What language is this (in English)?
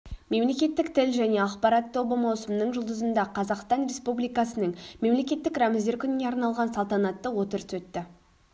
Kazakh